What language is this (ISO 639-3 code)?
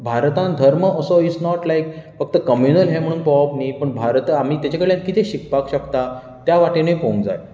kok